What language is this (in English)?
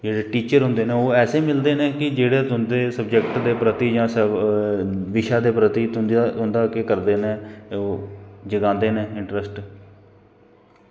Dogri